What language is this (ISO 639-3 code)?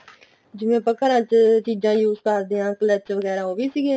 pan